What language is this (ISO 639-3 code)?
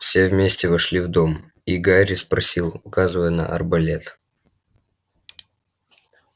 rus